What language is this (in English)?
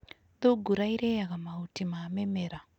Kikuyu